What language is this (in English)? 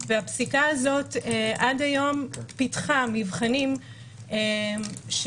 Hebrew